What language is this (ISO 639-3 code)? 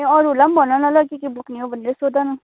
nep